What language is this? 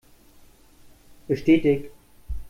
German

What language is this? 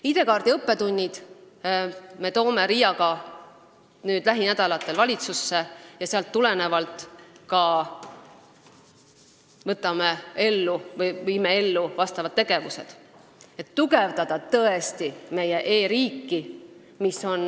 Estonian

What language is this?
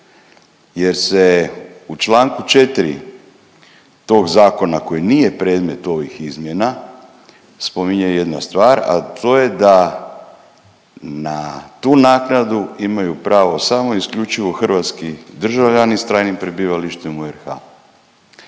Croatian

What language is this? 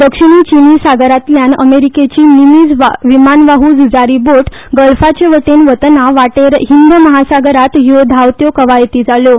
Konkani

